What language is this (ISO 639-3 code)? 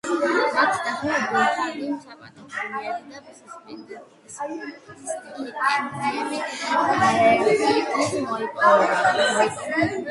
kat